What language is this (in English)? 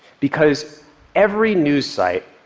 English